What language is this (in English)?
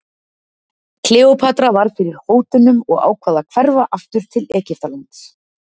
Icelandic